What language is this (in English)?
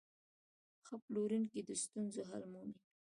Pashto